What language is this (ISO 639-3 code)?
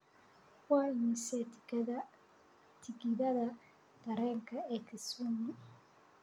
som